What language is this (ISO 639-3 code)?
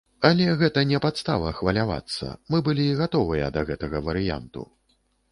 bel